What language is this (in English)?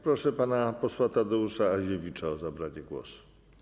Polish